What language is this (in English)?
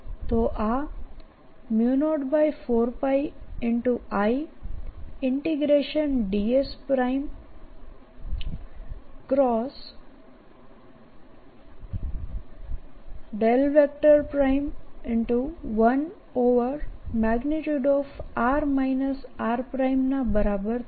Gujarati